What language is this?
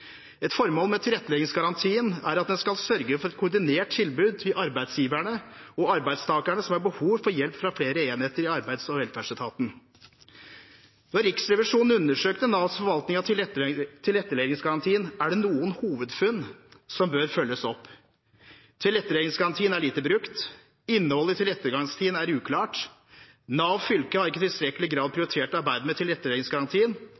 Norwegian Bokmål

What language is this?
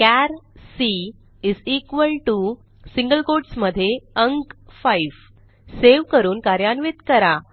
Marathi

